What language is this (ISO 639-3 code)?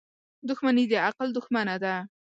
pus